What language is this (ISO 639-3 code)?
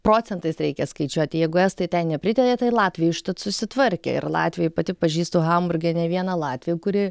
lit